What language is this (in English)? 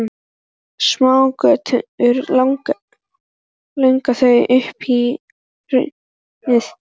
Icelandic